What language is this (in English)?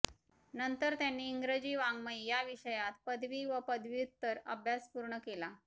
Marathi